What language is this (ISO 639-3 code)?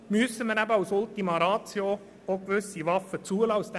gsw